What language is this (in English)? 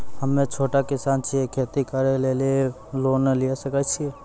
Maithili